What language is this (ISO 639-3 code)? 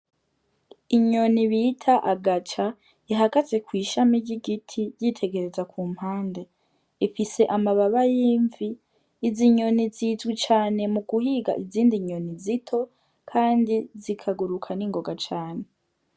run